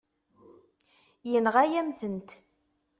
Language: Kabyle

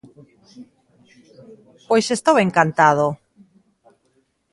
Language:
Galician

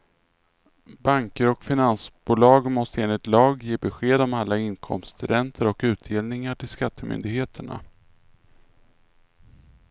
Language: Swedish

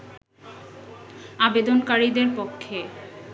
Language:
Bangla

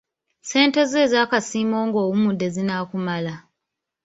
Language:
Ganda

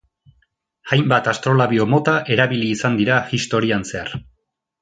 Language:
Basque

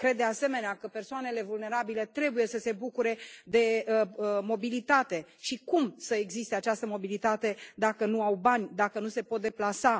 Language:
Romanian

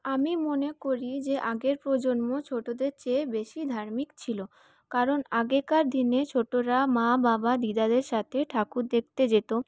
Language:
Bangla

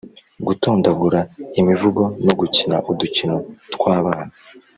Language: Kinyarwanda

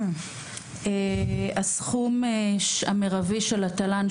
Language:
Hebrew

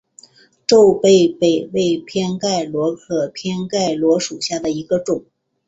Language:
Chinese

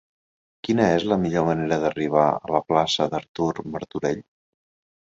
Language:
Catalan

